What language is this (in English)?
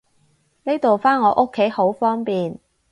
Cantonese